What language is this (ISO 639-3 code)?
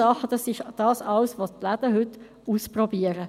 gsw